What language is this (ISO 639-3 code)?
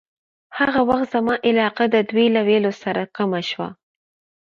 pus